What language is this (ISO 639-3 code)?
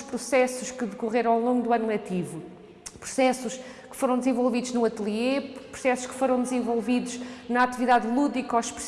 por